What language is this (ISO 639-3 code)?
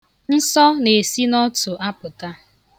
ibo